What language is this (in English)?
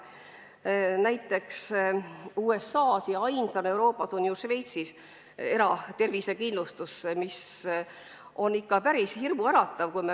Estonian